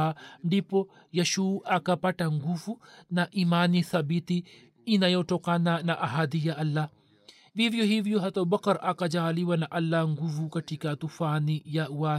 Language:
Swahili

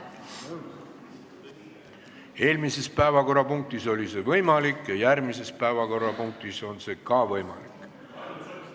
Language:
Estonian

